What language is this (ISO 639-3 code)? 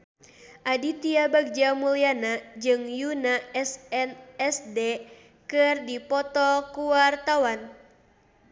sun